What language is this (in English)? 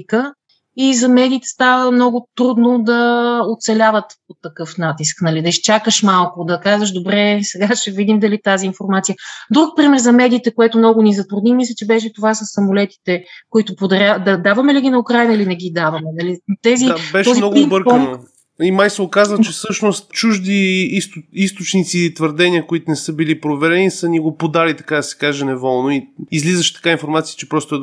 Bulgarian